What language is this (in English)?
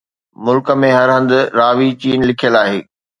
Sindhi